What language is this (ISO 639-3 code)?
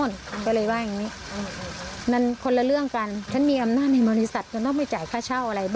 tha